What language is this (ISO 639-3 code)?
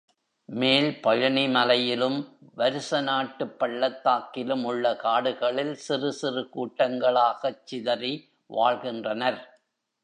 tam